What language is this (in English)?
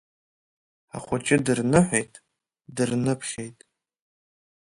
Abkhazian